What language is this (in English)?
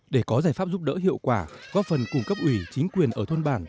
Vietnamese